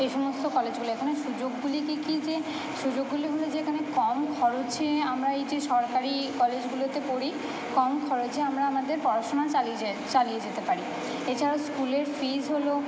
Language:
Bangla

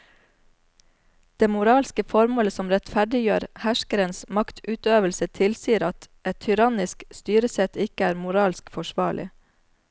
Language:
Norwegian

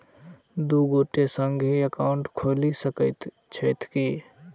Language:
Maithili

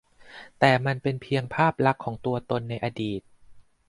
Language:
Thai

